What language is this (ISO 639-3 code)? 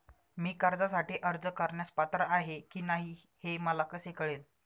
mar